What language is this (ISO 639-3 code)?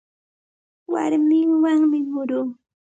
qxt